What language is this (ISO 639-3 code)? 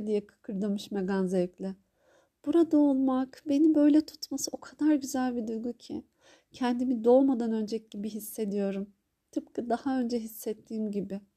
tur